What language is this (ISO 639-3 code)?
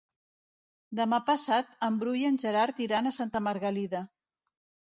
cat